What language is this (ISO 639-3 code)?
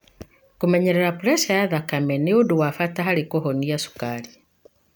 kik